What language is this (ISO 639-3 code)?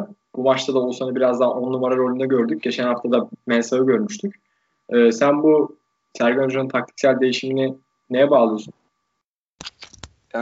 tur